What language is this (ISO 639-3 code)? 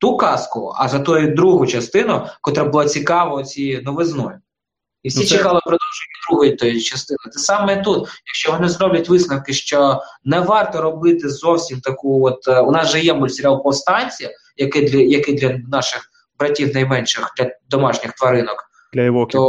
ukr